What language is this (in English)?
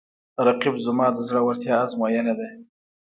Pashto